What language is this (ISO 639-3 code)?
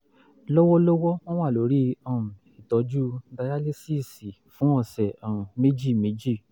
yor